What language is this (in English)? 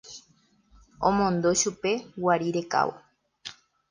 Guarani